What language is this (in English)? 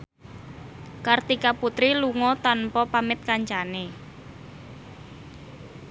Javanese